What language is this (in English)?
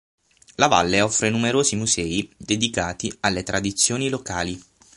Italian